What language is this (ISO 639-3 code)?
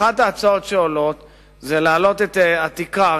heb